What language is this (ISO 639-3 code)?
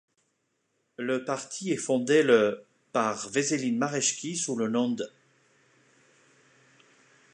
fra